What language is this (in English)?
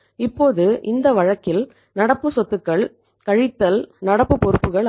Tamil